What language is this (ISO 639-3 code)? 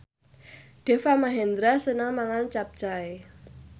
jav